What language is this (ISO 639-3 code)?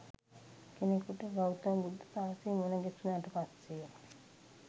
sin